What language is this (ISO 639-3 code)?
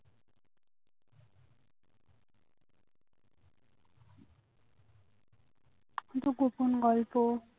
ben